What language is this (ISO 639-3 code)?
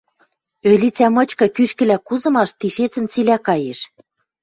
mrj